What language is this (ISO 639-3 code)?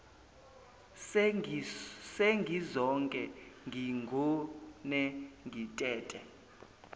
zul